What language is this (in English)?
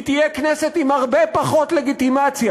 Hebrew